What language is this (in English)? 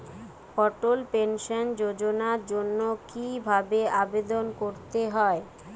Bangla